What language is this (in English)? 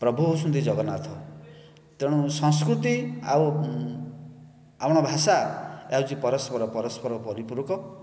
Odia